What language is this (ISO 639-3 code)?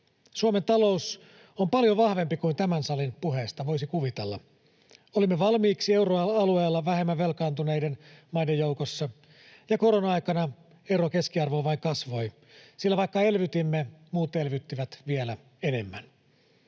fin